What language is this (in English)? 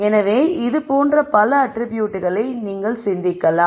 Tamil